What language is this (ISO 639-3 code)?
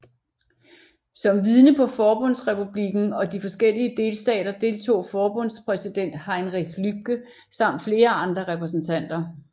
dan